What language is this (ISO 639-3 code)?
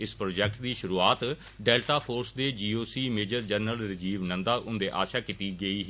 doi